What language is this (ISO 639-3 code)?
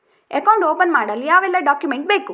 kan